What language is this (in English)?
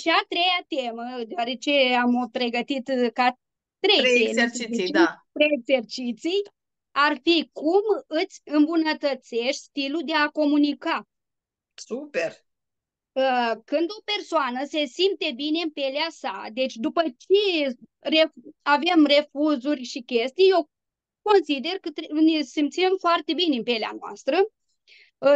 Romanian